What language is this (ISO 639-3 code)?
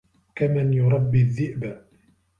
ara